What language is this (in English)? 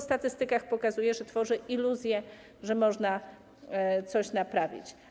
Polish